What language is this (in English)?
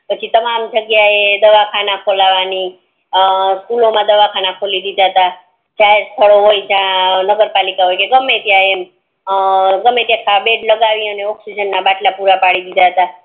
Gujarati